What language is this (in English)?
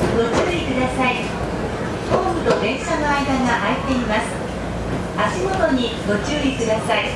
Japanese